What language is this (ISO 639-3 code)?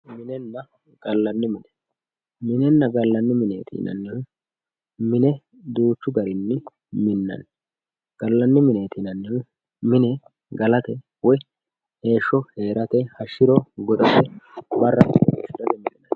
sid